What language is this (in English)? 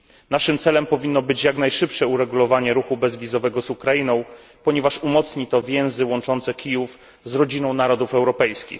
Polish